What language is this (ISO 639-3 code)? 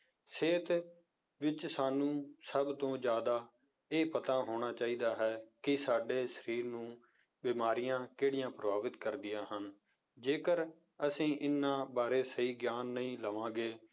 pan